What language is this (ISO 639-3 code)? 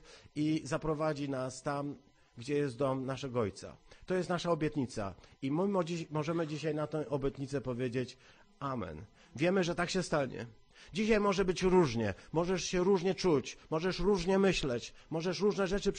pol